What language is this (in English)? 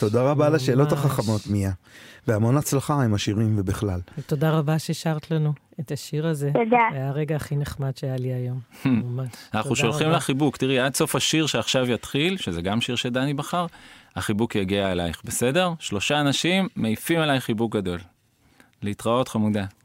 Hebrew